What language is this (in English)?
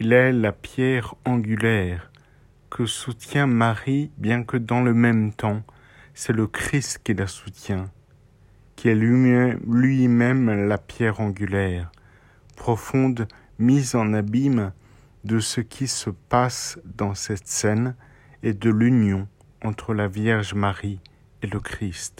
French